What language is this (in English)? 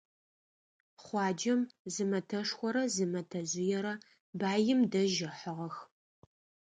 Adyghe